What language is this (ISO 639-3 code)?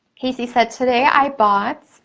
eng